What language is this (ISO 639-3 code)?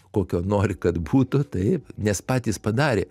lit